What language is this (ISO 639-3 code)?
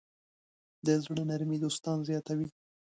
pus